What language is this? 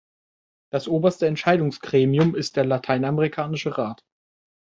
German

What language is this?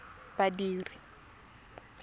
Tswana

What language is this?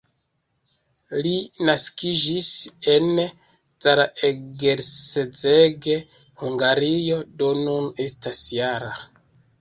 Esperanto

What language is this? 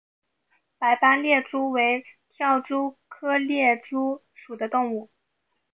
Chinese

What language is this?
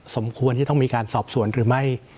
Thai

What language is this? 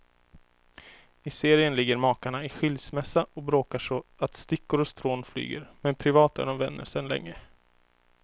Swedish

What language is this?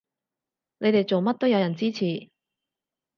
Cantonese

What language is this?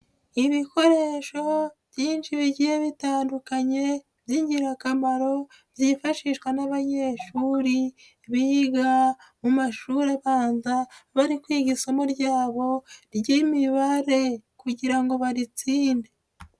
Kinyarwanda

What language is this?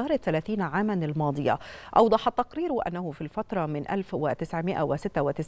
Arabic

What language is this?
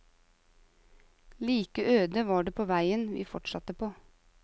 Norwegian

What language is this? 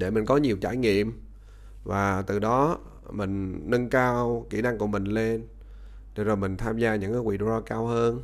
Vietnamese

